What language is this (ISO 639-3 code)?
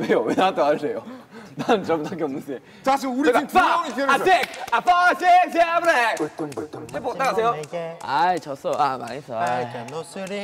kor